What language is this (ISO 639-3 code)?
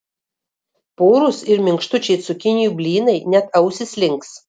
lit